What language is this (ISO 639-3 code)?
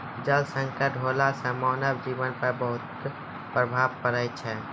mai